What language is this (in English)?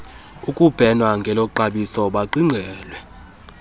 Xhosa